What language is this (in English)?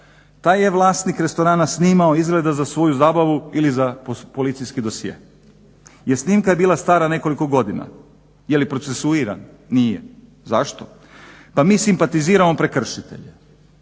Croatian